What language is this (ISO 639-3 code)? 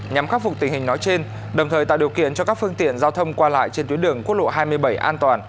vie